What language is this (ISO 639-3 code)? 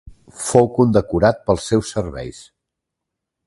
cat